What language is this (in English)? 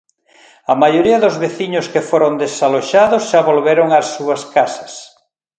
Galician